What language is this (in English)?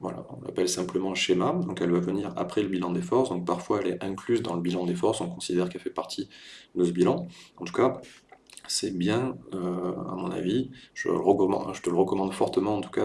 French